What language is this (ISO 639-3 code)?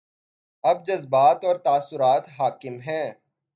urd